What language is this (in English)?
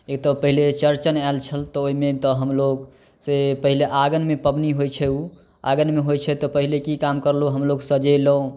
Maithili